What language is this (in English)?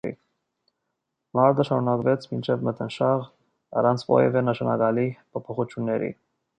Armenian